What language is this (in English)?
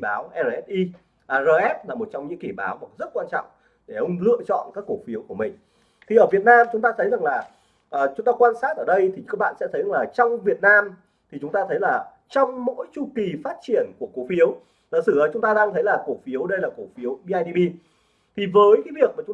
Vietnamese